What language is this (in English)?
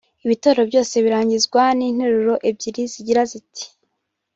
Kinyarwanda